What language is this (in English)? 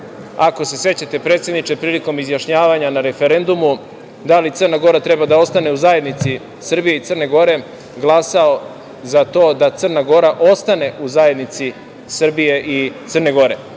Serbian